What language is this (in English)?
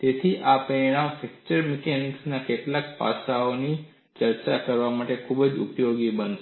Gujarati